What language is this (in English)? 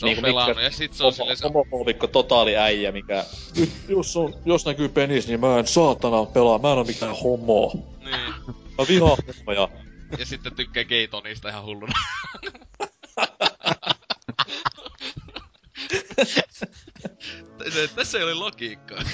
Finnish